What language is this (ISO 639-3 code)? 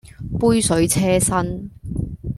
yue